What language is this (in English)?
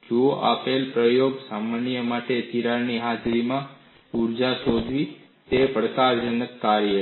Gujarati